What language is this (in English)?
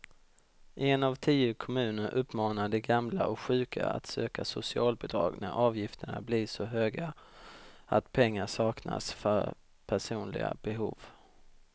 Swedish